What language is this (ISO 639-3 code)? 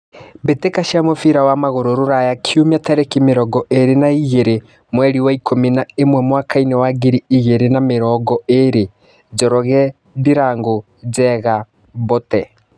kik